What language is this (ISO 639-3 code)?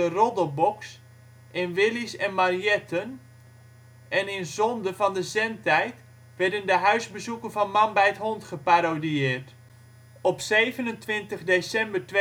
nld